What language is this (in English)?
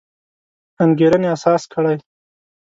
Pashto